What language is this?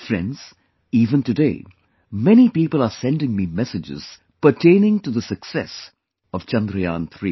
English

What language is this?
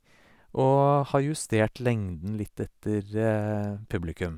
Norwegian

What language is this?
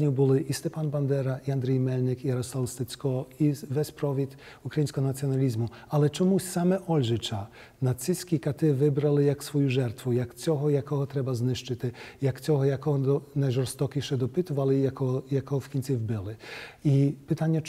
Polish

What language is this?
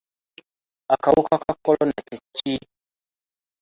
Ganda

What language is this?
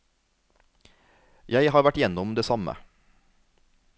Norwegian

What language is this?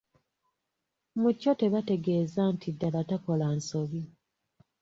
Ganda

